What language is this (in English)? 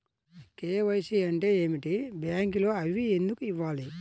Telugu